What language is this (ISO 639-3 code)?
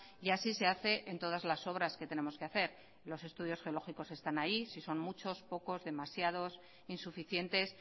spa